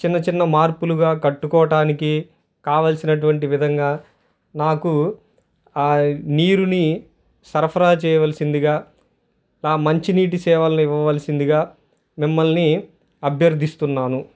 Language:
Telugu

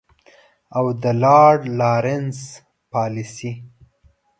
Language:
Pashto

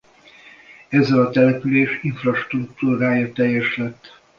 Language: Hungarian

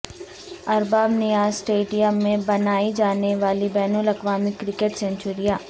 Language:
Urdu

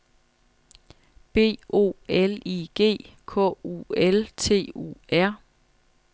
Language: Danish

